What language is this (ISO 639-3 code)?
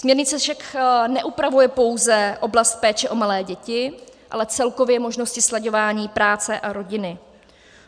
ces